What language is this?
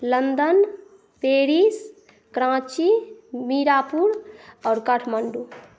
Maithili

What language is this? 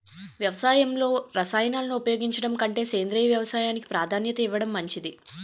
Telugu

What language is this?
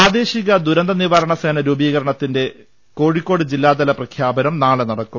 Malayalam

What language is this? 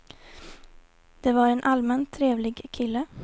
Swedish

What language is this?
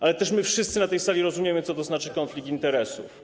Polish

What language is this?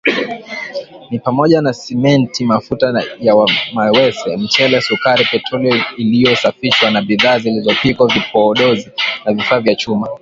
Swahili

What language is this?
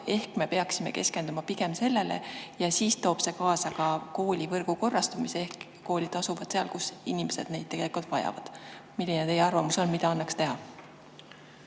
Estonian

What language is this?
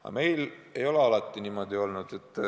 Estonian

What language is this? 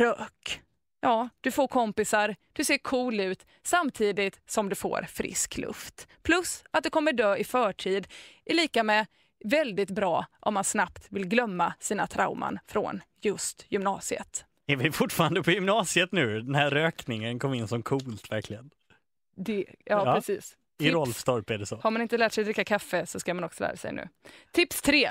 Swedish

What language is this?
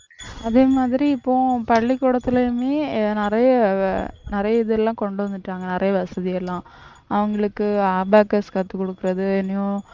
Tamil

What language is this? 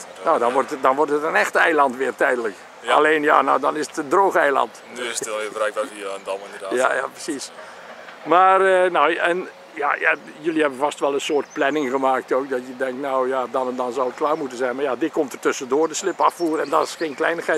Dutch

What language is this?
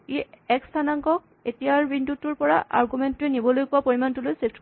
Assamese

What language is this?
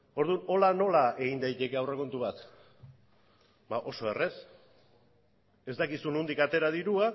Basque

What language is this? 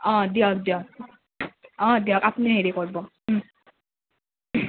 Assamese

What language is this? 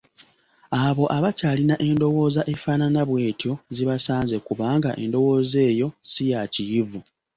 Ganda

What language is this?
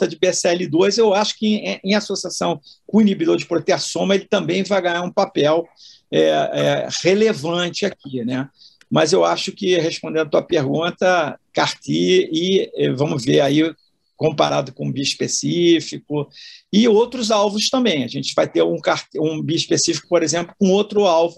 Portuguese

